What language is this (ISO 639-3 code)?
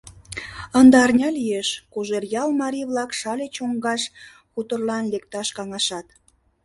chm